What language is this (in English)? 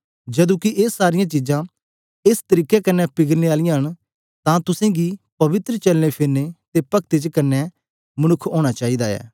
Dogri